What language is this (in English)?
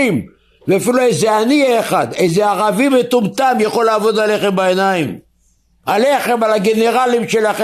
Hebrew